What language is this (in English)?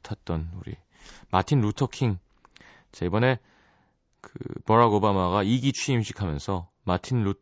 Korean